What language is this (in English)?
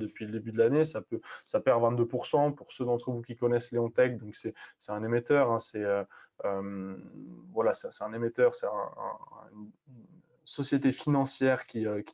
French